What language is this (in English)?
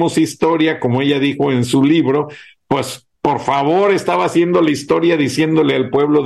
Spanish